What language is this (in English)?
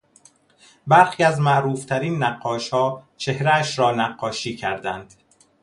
Persian